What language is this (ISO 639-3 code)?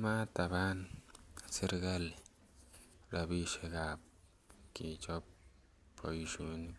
kln